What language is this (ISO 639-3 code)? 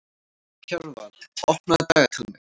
isl